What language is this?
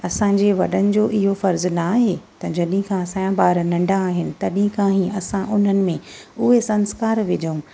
Sindhi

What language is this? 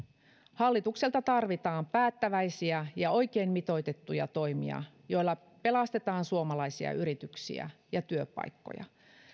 Finnish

